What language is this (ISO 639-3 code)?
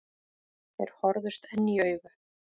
isl